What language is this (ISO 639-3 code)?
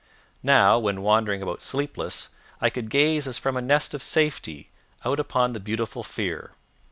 eng